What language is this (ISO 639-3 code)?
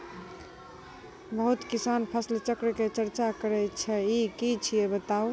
mai